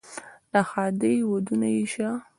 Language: Pashto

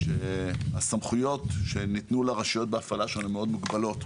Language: Hebrew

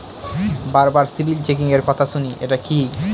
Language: Bangla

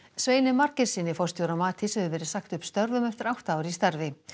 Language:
Icelandic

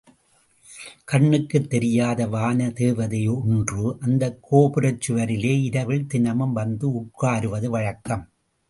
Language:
Tamil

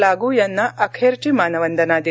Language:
Marathi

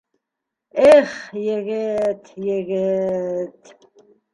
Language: Bashkir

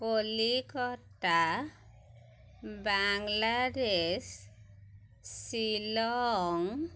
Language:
Assamese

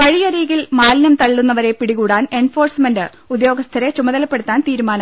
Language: Malayalam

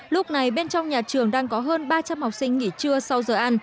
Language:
Vietnamese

